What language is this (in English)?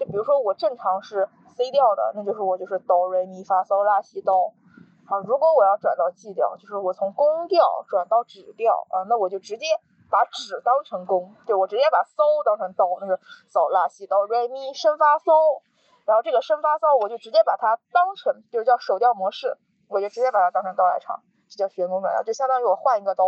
Chinese